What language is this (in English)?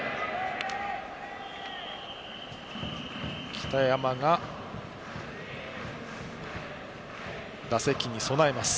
Japanese